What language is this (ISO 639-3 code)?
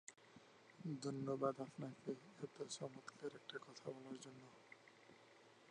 ben